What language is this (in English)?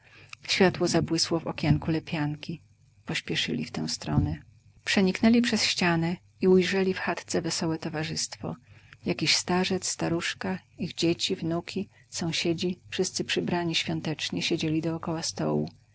Polish